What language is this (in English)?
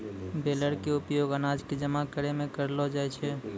Maithili